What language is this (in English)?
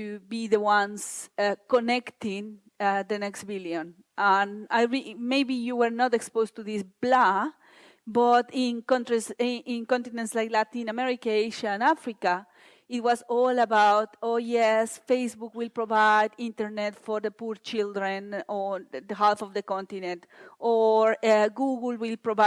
English